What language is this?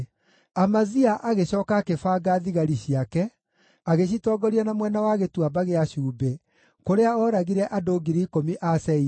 Kikuyu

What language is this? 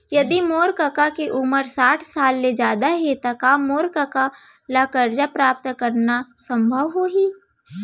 Chhattisgarhi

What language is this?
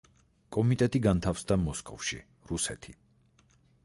Georgian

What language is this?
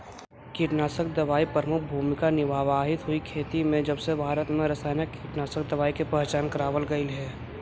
Magahi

